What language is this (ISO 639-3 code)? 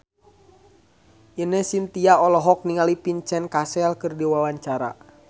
sun